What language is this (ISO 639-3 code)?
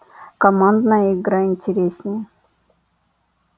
rus